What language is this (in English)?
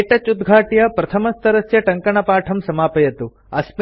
Sanskrit